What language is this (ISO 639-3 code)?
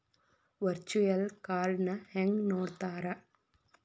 kan